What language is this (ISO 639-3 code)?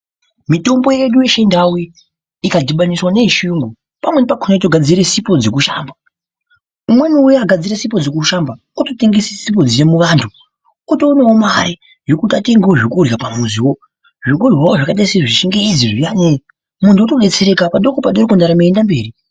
ndc